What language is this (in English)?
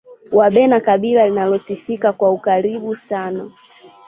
Swahili